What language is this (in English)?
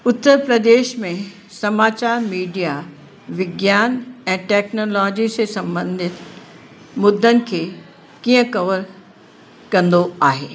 Sindhi